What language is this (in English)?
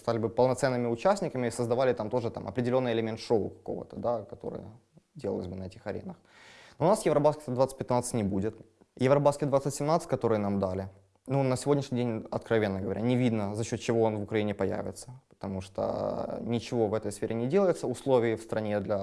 Russian